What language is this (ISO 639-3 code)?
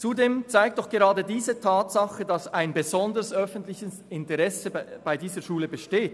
gsw